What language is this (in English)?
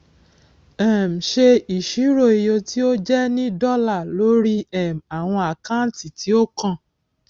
Yoruba